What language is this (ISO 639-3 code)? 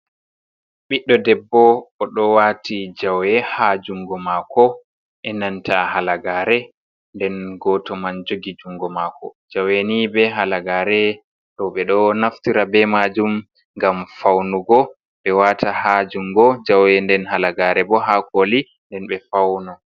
ful